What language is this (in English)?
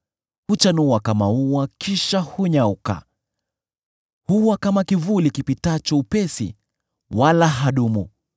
Swahili